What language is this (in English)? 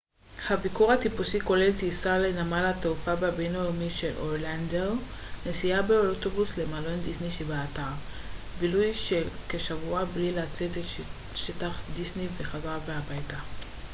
Hebrew